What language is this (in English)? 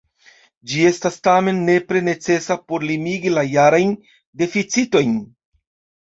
Esperanto